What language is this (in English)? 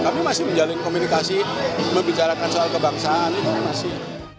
Indonesian